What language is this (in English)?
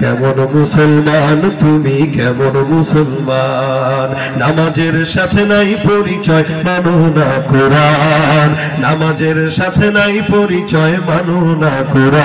Arabic